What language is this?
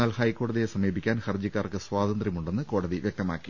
Malayalam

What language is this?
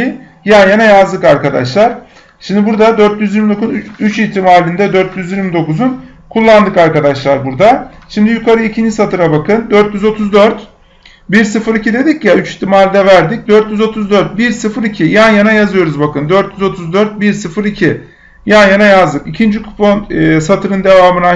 Turkish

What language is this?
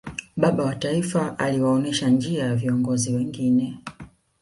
Swahili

